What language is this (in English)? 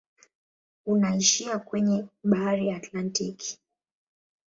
Swahili